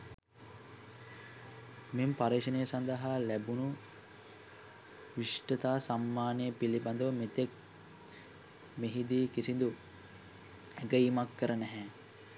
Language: Sinhala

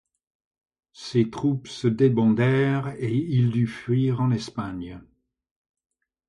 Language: French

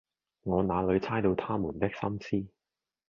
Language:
Cantonese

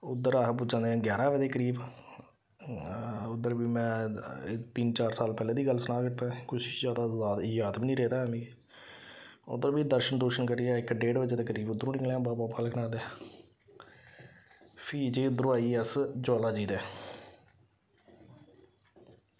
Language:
Dogri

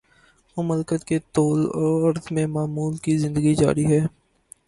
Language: Urdu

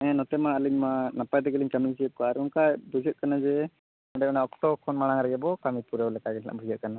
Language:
Santali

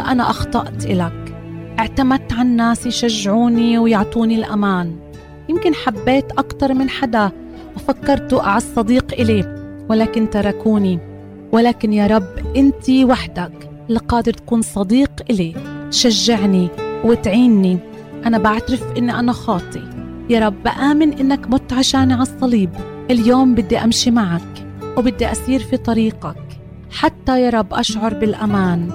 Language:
Arabic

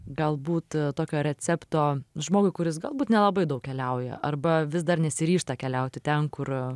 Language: Lithuanian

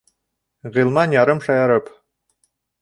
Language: Bashkir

